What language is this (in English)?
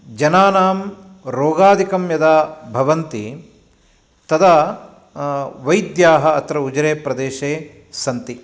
Sanskrit